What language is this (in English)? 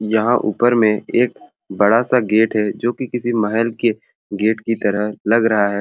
Sadri